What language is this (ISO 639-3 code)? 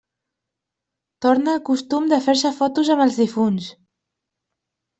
cat